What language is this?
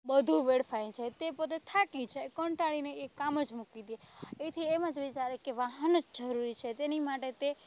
Gujarati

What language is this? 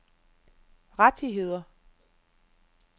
Danish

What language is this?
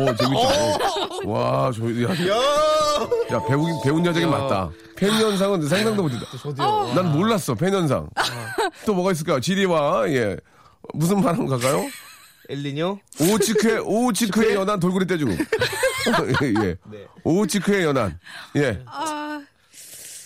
Korean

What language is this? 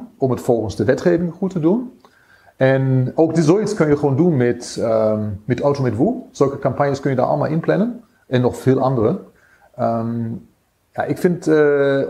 Dutch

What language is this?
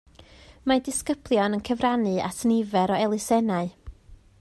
Welsh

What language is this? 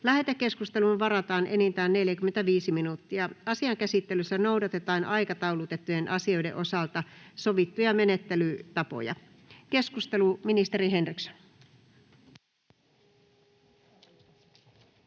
Finnish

